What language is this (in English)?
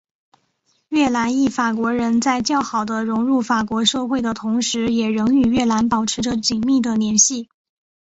Chinese